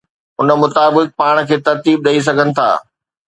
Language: Sindhi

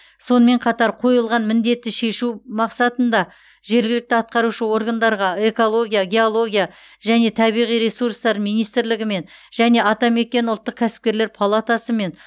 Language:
Kazakh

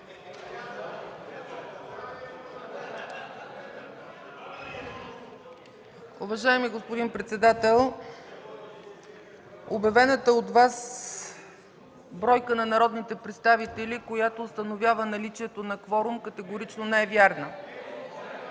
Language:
Bulgarian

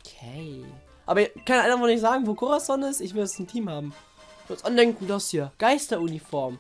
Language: German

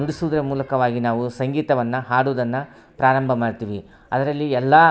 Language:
Kannada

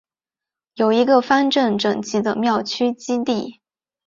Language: Chinese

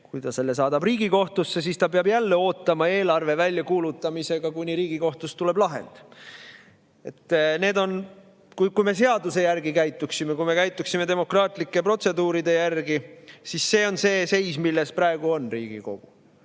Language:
Estonian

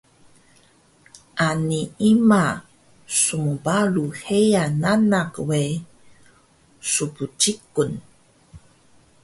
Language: Taroko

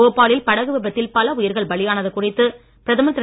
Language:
Tamil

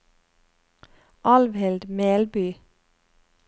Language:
Norwegian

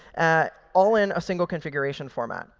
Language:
English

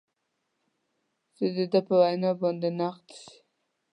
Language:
Pashto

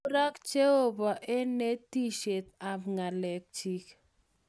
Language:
Kalenjin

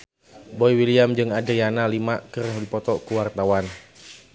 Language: Sundanese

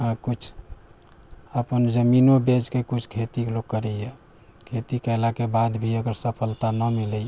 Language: Maithili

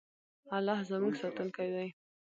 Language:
Pashto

